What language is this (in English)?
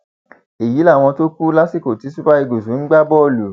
Yoruba